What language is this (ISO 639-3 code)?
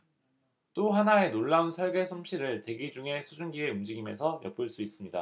kor